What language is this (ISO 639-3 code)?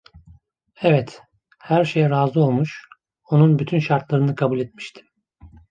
tur